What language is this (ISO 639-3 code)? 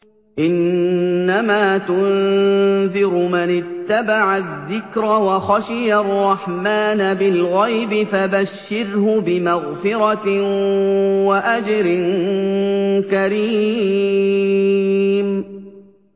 ara